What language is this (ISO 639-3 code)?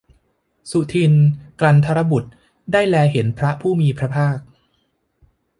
tha